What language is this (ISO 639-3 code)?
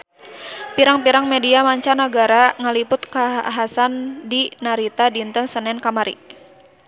sun